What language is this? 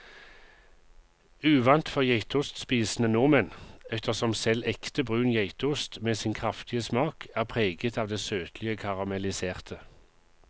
Norwegian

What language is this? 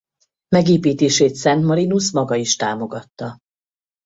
Hungarian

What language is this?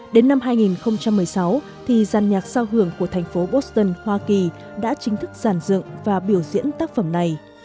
Vietnamese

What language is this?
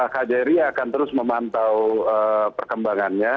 Indonesian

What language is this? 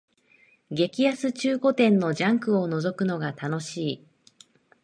Japanese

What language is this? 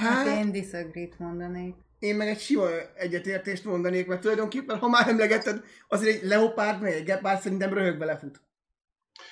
Hungarian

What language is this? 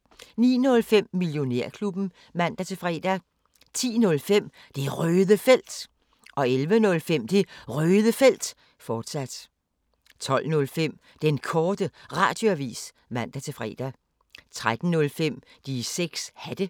Danish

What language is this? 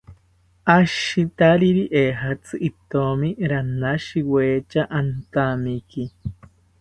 South Ucayali Ashéninka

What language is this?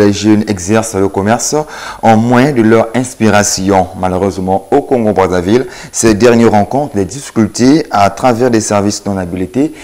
French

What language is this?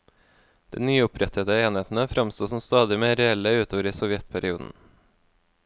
Norwegian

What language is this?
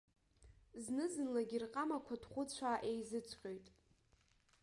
Abkhazian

